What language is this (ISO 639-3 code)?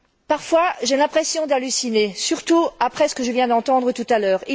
fra